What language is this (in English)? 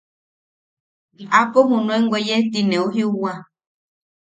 Yaqui